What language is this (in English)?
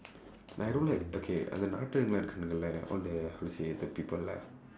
English